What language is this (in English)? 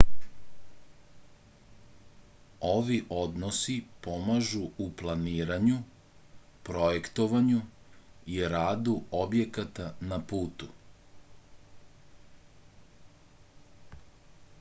Serbian